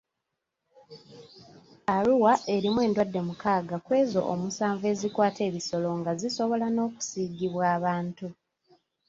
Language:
Ganda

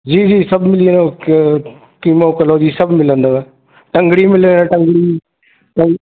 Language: Sindhi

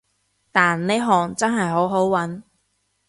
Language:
Cantonese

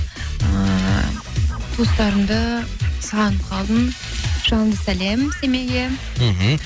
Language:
Kazakh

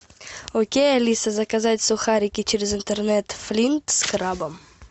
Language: Russian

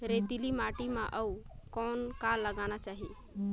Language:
Chhattisgarhi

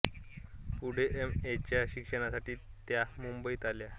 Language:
Marathi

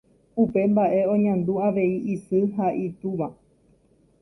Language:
Guarani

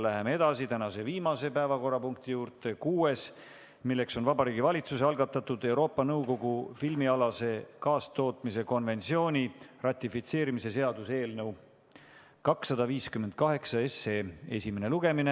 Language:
Estonian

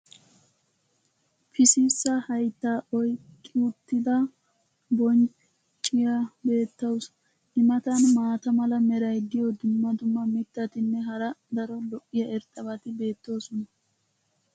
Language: Wolaytta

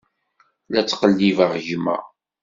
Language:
Kabyle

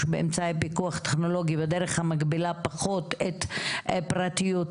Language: Hebrew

